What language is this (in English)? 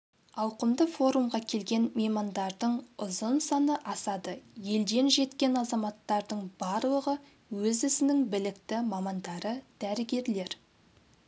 Kazakh